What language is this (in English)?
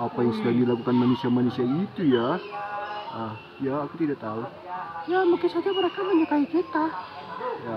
Indonesian